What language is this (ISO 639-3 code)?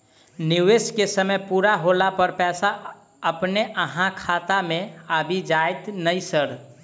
mai